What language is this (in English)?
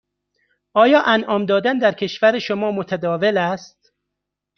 Persian